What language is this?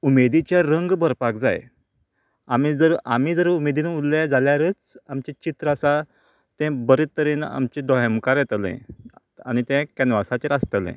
Konkani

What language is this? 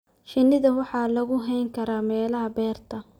Somali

